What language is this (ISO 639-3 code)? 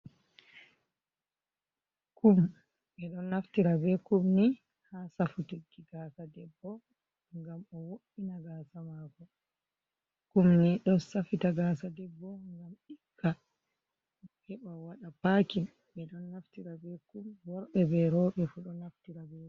ful